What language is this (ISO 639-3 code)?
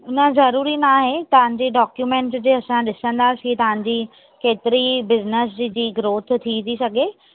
snd